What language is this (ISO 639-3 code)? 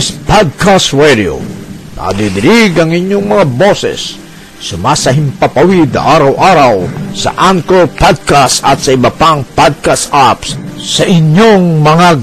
fil